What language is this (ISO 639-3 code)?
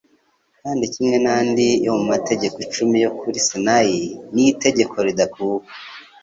kin